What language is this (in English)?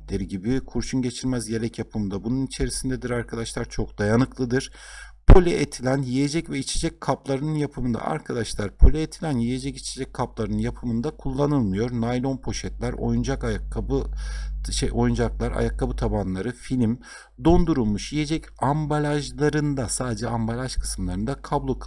Turkish